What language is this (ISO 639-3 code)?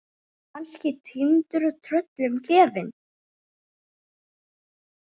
isl